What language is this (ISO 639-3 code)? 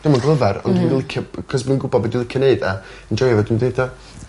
cym